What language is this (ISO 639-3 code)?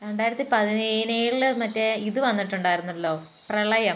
mal